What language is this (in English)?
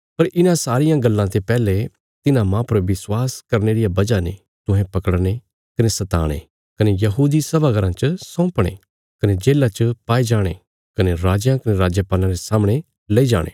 Bilaspuri